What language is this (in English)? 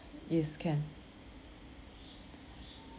English